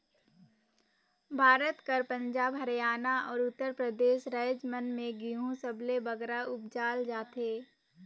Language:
Chhattisgarhi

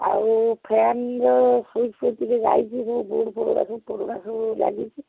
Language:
Odia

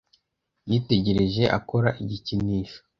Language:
Kinyarwanda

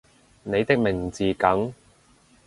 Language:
Cantonese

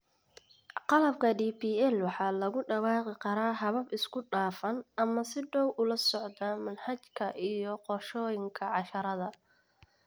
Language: Somali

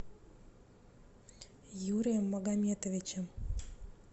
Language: Russian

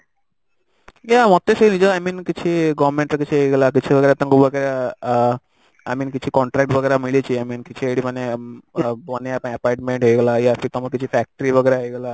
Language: Odia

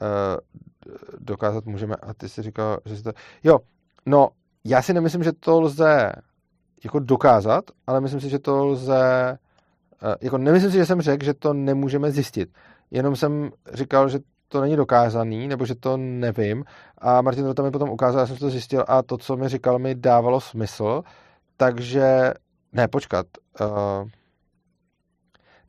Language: Czech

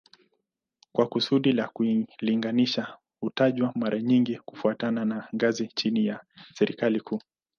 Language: Swahili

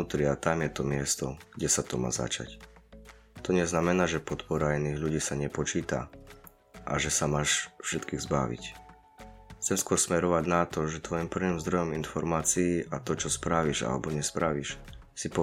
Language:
Slovak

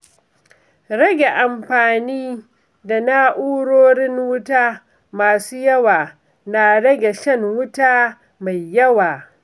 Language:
Hausa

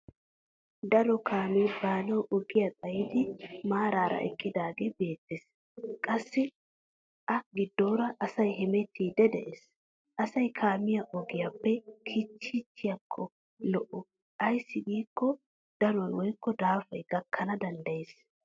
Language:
Wolaytta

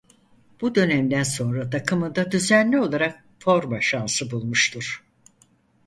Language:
Turkish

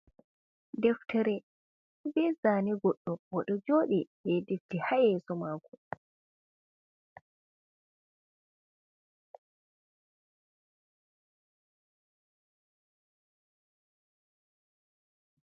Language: Fula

